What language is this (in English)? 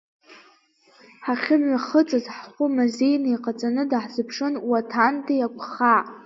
Abkhazian